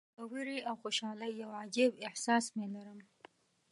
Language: Pashto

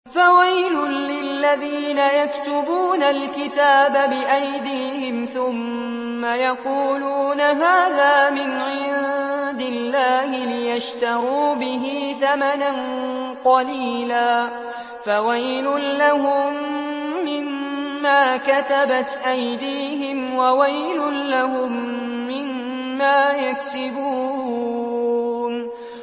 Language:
Arabic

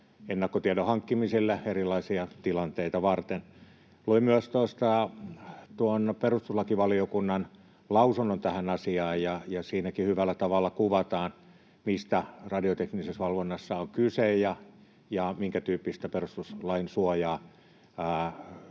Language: Finnish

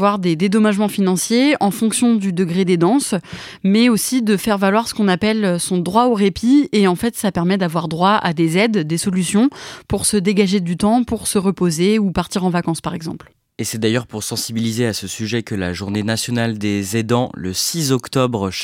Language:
French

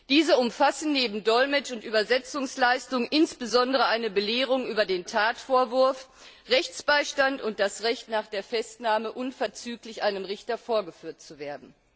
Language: German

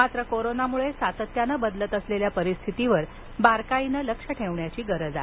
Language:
Marathi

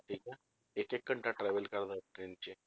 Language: Punjabi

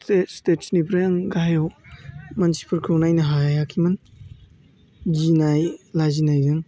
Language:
Bodo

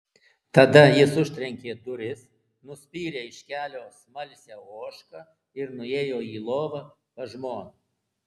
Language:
Lithuanian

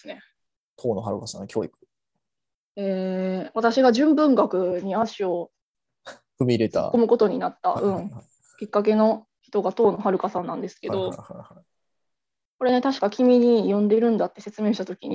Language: Japanese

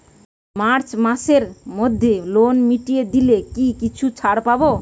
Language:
Bangla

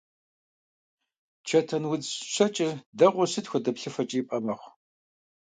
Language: Kabardian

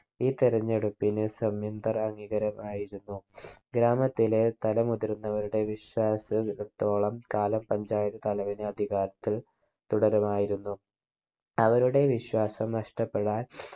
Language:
Malayalam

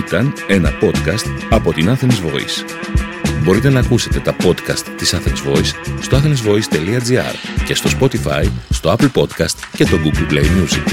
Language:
Greek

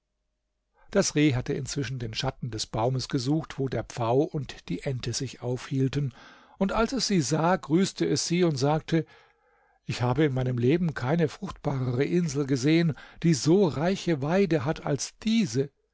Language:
German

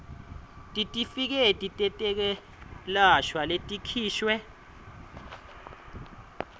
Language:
Swati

